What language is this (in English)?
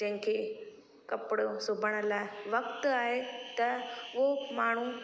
Sindhi